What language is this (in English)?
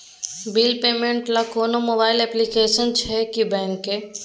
Maithili